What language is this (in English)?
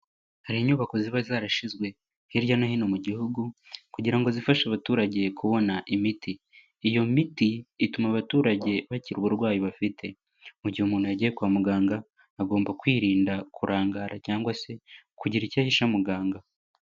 Kinyarwanda